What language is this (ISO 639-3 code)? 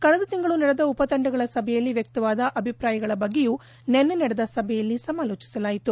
kan